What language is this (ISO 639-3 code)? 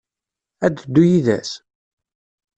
kab